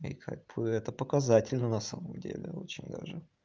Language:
Russian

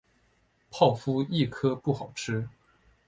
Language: Chinese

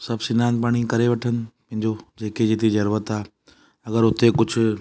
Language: Sindhi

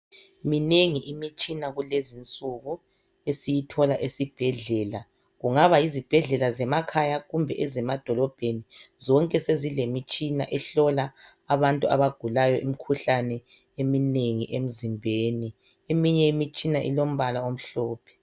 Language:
North Ndebele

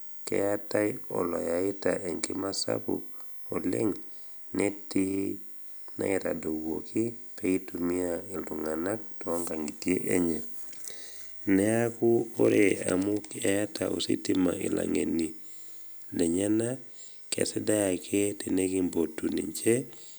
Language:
Masai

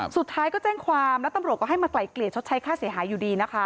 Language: Thai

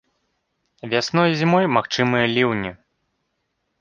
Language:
Belarusian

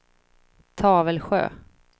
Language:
Swedish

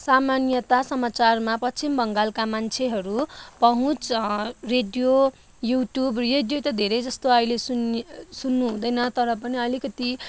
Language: Nepali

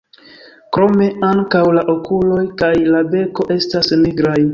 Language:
Esperanto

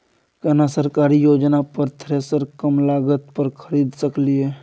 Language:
Maithili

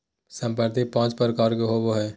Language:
Magahi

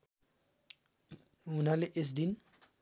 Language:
Nepali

